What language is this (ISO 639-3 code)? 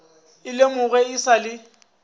nso